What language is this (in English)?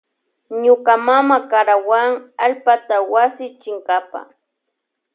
Loja Highland Quichua